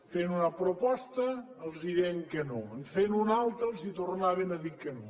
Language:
Catalan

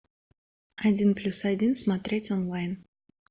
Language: Russian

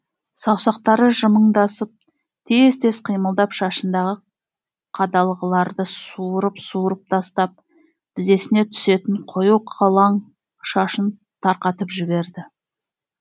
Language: Kazakh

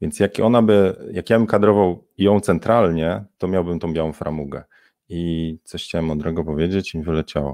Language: Polish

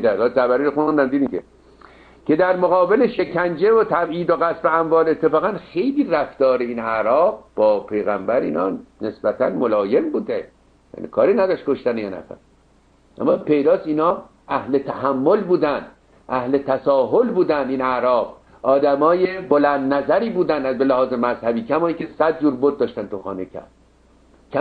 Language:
Persian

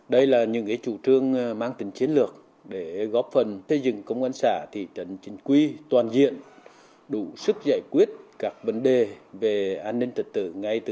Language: Vietnamese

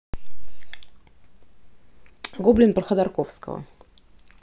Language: Russian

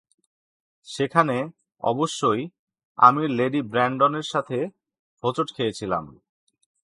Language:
Bangla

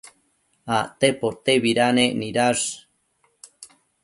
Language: Matsés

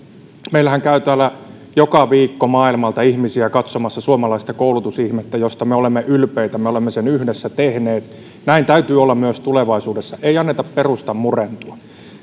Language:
Finnish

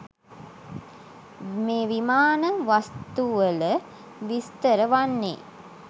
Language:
Sinhala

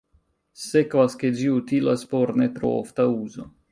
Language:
Esperanto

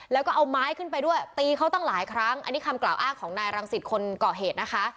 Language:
Thai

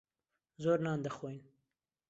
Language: Central Kurdish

